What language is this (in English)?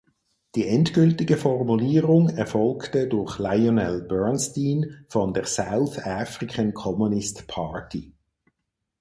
German